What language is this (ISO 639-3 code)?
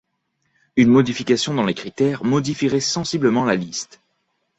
fra